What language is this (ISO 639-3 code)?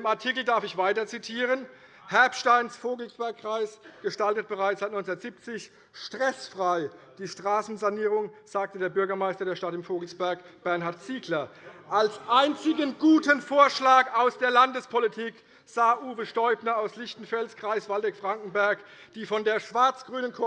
deu